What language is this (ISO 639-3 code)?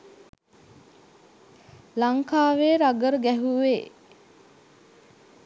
sin